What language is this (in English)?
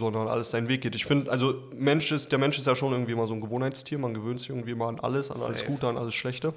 German